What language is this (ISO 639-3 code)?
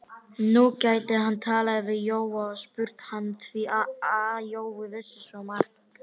isl